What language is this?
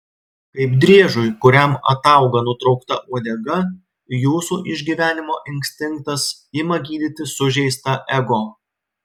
Lithuanian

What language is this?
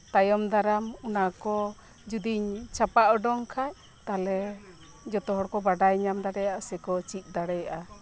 Santali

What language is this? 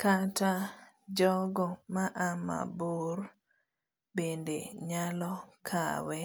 Luo (Kenya and Tanzania)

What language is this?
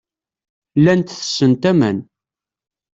Kabyle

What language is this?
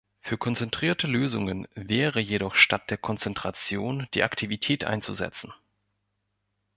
German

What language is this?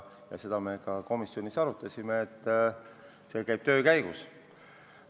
Estonian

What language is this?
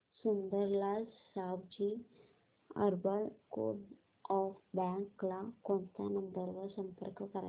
Marathi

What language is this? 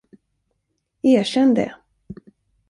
Swedish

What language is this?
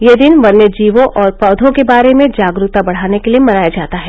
Hindi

